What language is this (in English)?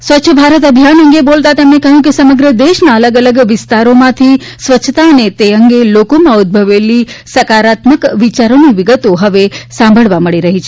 Gujarati